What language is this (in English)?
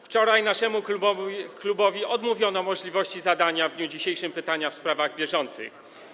Polish